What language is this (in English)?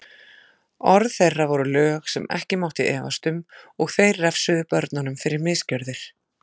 Icelandic